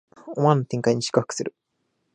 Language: Japanese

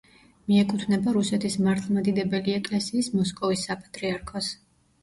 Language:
Georgian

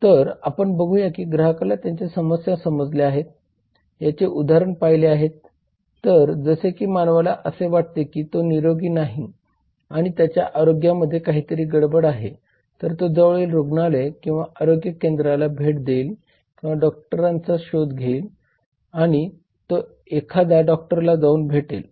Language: Marathi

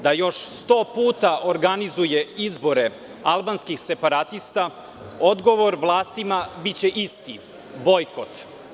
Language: Serbian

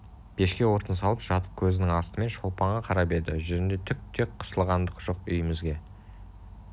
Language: Kazakh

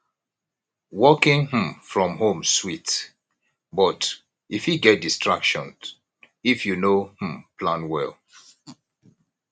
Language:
Nigerian Pidgin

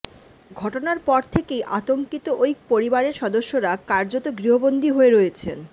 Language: Bangla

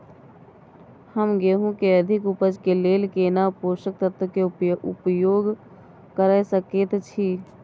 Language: Maithili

